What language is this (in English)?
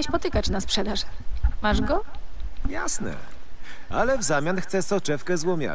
Polish